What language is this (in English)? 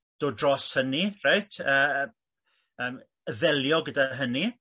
Welsh